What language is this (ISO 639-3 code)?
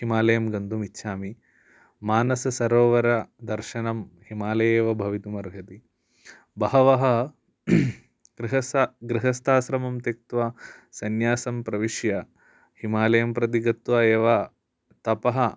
san